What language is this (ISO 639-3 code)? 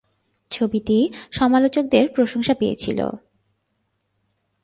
ben